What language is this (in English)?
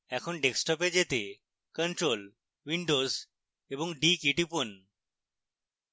Bangla